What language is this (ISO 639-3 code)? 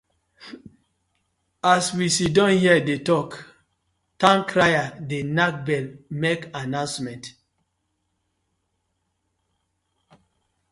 pcm